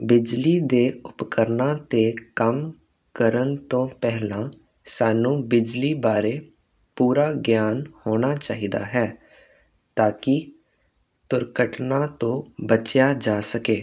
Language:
Punjabi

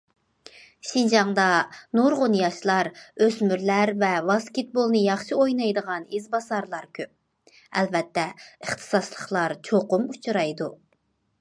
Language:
Uyghur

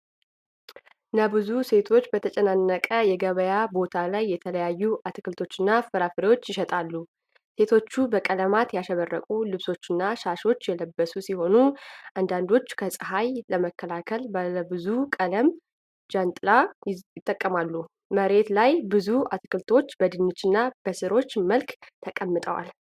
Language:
Amharic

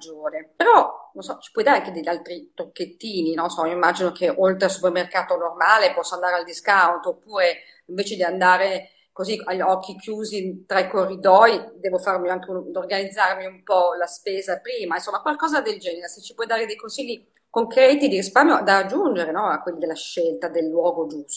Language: Italian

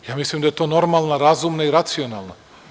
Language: Serbian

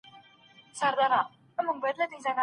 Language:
Pashto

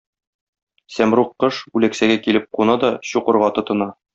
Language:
Tatar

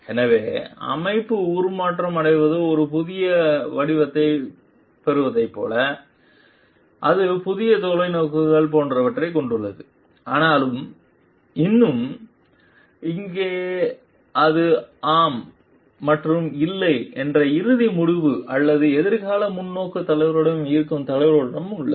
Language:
Tamil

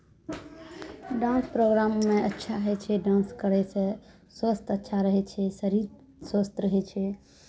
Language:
Maithili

